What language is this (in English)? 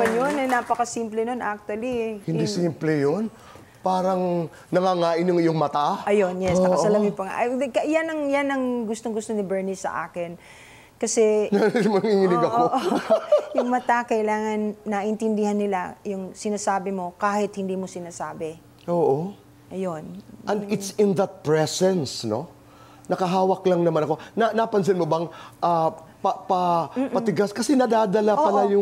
Filipino